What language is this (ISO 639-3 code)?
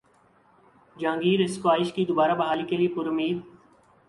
urd